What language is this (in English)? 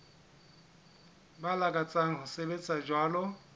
Southern Sotho